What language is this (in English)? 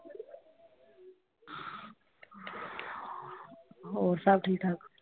Punjabi